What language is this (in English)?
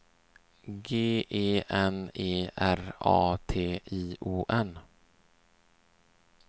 Swedish